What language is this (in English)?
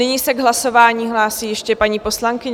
Czech